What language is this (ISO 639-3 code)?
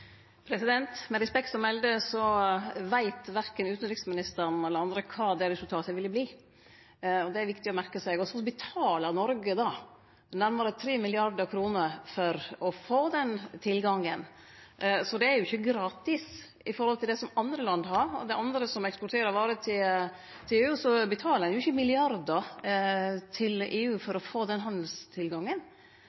nor